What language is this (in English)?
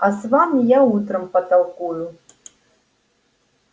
Russian